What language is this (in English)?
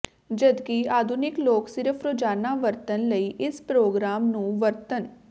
Punjabi